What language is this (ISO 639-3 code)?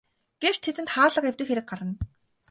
mon